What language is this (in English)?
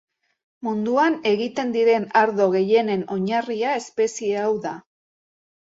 Basque